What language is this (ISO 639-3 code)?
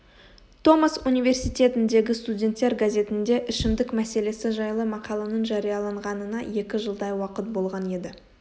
kaz